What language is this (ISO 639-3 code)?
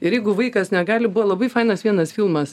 lit